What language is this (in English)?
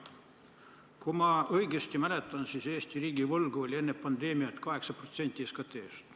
Estonian